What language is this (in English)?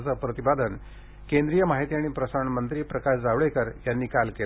Marathi